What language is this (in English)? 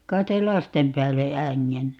Finnish